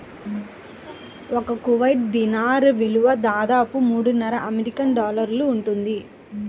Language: Telugu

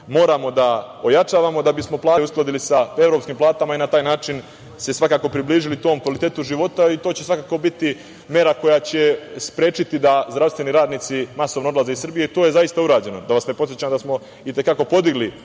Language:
Serbian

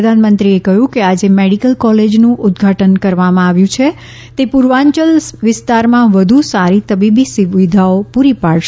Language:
Gujarati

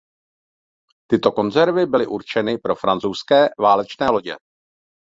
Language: Czech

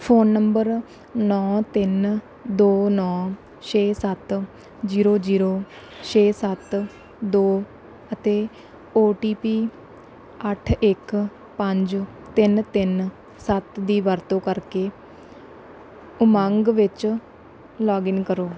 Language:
Punjabi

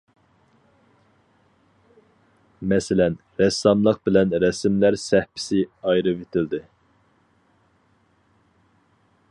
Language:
Uyghur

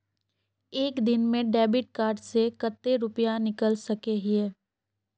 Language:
Magahi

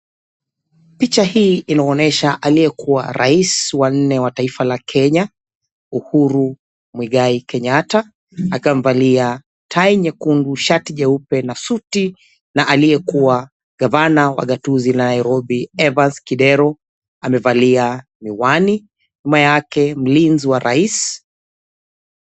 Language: Swahili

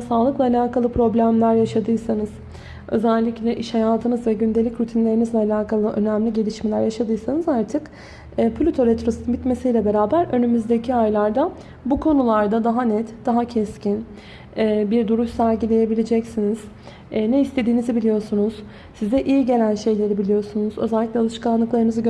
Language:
Turkish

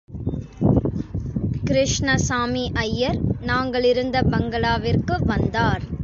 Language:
Tamil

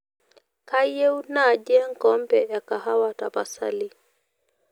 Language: Masai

